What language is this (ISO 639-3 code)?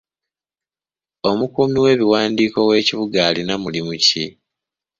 lug